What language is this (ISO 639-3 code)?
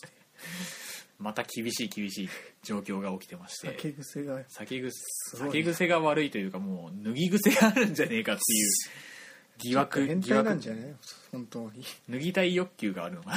jpn